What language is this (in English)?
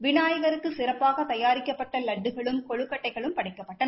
Tamil